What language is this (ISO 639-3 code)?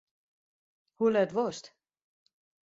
fry